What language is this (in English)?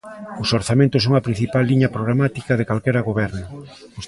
Galician